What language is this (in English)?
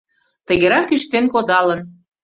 Mari